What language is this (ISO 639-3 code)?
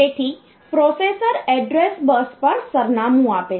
guj